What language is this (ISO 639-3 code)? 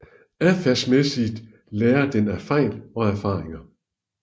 dan